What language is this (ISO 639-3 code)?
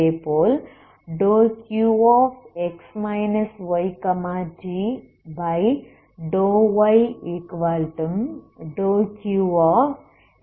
tam